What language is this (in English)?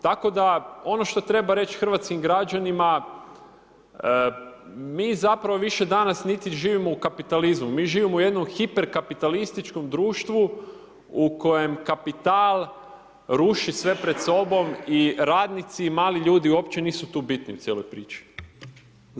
Croatian